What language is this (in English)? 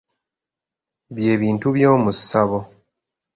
Ganda